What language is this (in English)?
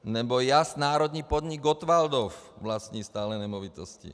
Czech